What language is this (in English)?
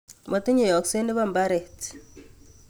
Kalenjin